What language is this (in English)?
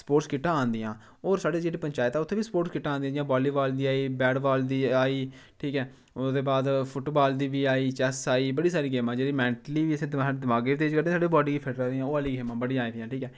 Dogri